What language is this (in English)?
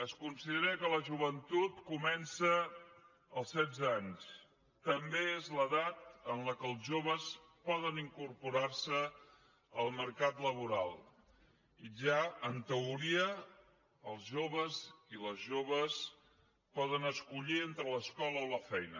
Catalan